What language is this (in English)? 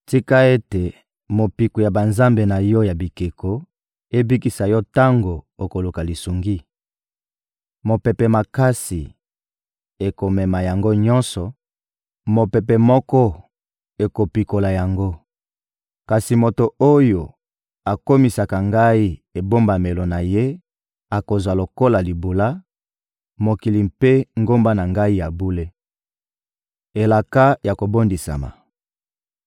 Lingala